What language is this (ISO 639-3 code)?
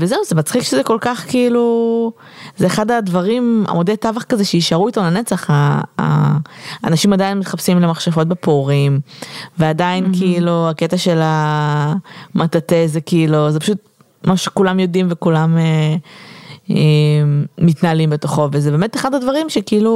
heb